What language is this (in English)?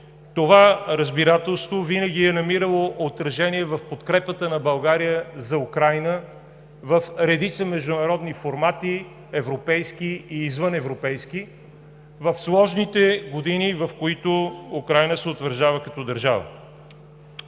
Bulgarian